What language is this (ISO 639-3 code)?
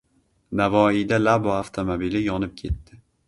uzb